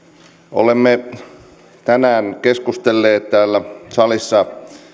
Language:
Finnish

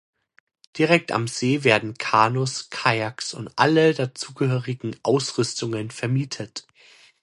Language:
German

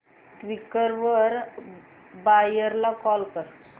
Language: Marathi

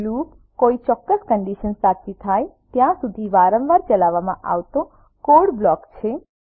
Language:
Gujarati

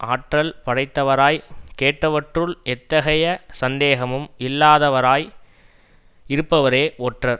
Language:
Tamil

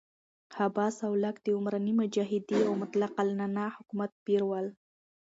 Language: Pashto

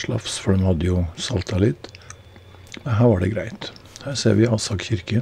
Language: Norwegian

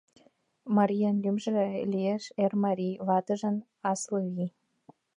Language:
Mari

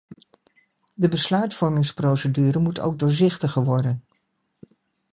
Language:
Dutch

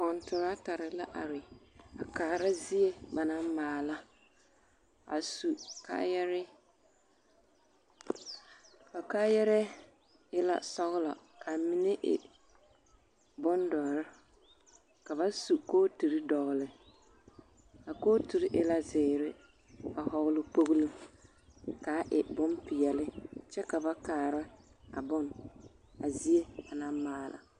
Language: Southern Dagaare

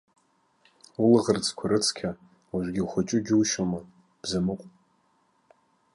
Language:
Abkhazian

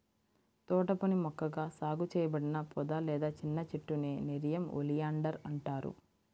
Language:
Telugu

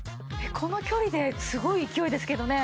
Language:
Japanese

